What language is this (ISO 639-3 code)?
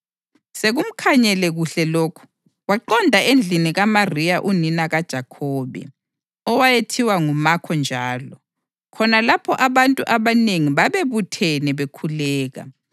nde